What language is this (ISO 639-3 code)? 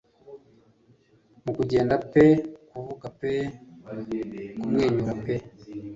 kin